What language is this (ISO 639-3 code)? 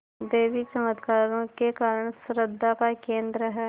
hin